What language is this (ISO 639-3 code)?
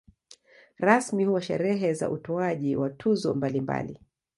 swa